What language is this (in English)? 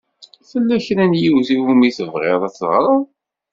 Kabyle